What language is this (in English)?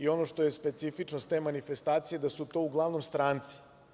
Serbian